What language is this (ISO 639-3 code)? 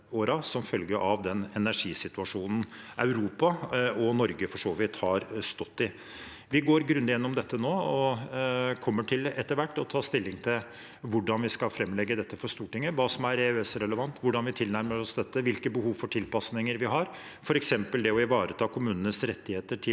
nor